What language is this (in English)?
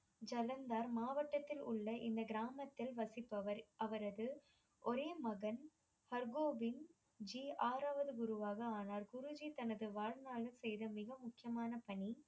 Tamil